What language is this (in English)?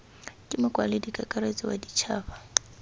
Tswana